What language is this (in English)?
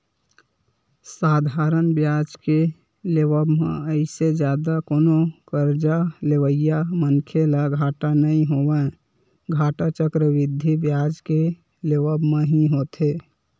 Chhattisgarhi